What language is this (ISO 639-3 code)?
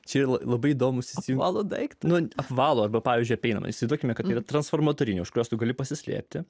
lit